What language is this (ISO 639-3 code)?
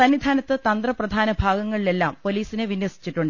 mal